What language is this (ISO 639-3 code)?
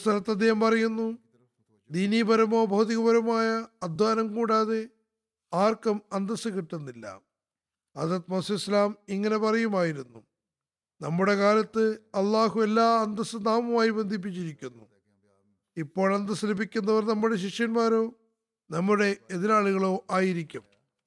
mal